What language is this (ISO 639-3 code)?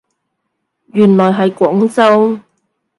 yue